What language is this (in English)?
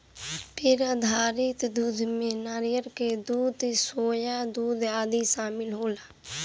Bhojpuri